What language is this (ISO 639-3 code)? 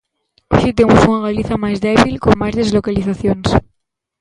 glg